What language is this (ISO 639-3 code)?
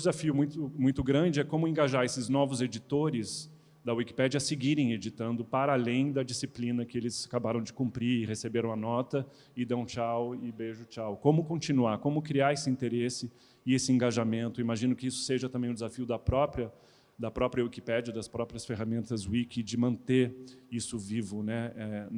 por